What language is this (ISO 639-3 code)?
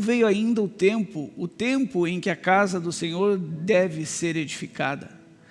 por